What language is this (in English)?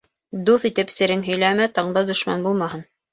Bashkir